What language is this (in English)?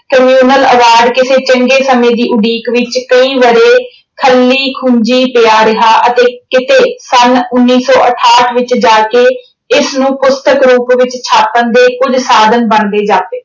Punjabi